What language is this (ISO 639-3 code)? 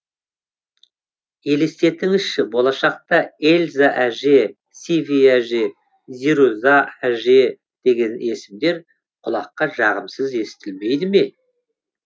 kaz